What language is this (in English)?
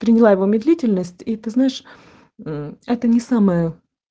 Russian